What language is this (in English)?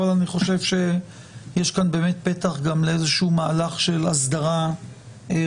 Hebrew